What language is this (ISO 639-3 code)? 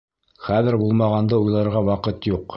bak